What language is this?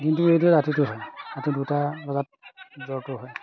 Assamese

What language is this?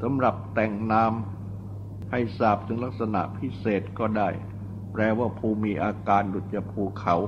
Thai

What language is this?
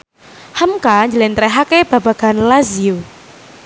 Javanese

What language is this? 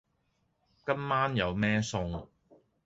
Cantonese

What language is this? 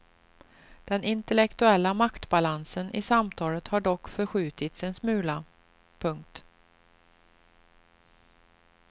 Swedish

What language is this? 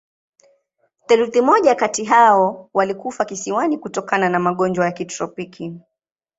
Swahili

